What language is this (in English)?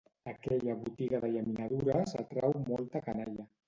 Catalan